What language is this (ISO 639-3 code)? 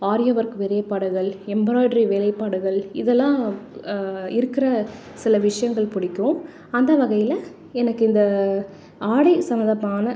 tam